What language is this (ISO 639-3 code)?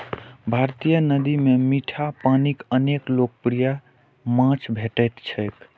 mai